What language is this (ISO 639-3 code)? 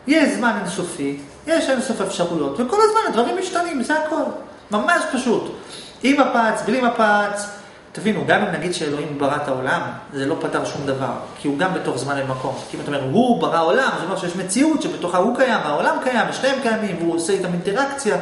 heb